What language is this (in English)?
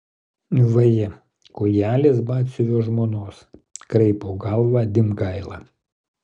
Lithuanian